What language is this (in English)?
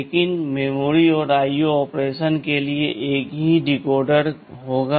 Hindi